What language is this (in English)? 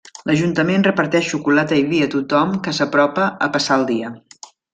Catalan